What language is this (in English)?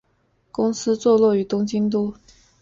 Chinese